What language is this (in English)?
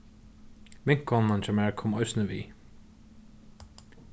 Faroese